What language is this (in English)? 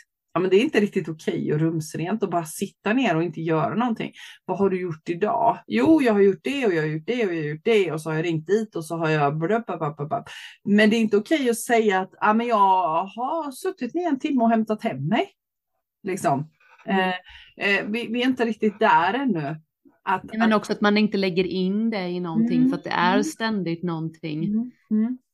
Swedish